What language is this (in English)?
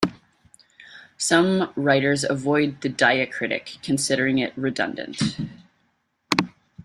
English